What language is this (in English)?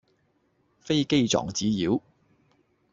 Cantonese